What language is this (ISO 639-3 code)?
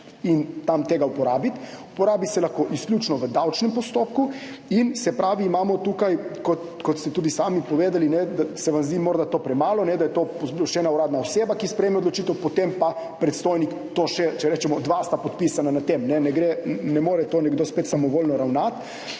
slv